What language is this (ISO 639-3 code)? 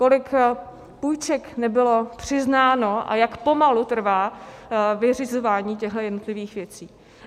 ces